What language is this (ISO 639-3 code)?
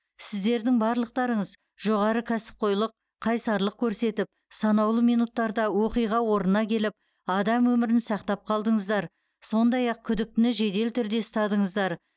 kaz